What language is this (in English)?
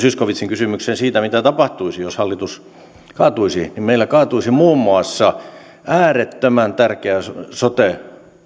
Finnish